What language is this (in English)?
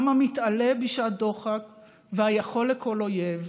Hebrew